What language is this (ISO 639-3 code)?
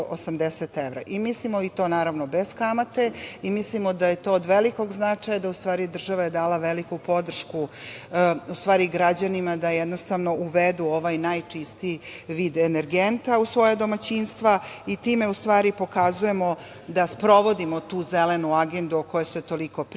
srp